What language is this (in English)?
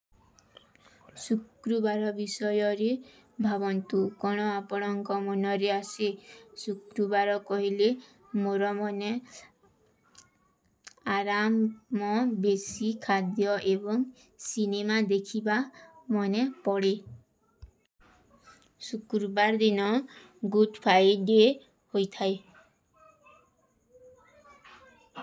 Kui (India)